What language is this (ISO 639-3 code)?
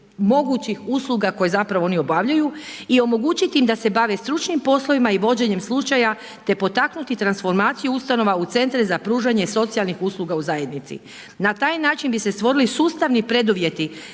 hrv